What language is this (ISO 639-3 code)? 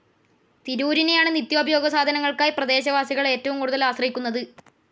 mal